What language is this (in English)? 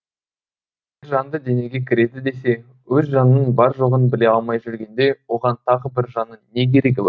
Kazakh